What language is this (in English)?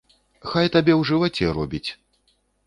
Belarusian